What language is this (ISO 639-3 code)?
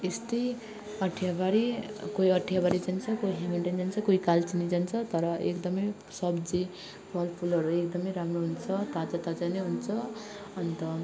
nep